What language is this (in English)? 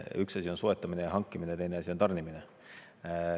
Estonian